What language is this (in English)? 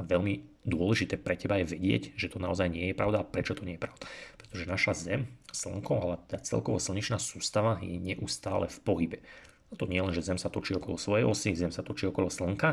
Slovak